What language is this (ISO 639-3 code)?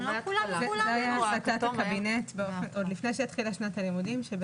heb